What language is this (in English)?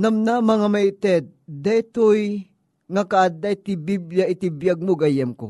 Filipino